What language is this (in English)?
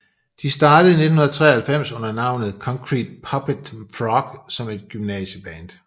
Danish